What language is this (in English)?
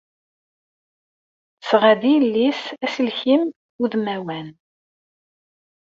Kabyle